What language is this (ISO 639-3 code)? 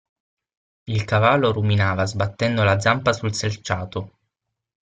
ita